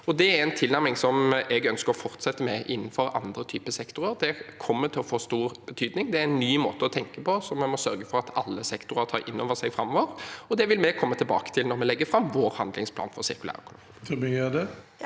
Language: Norwegian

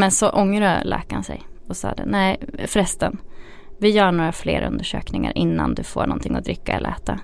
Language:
Swedish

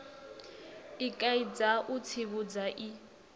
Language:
Venda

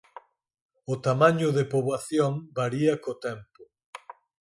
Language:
Galician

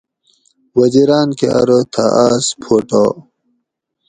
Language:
Gawri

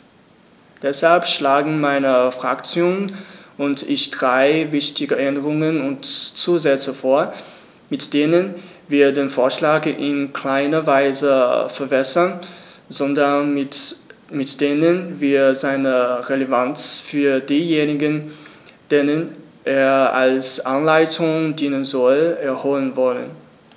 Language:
German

